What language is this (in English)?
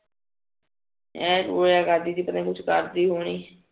Punjabi